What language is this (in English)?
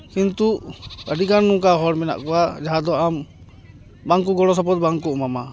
Santali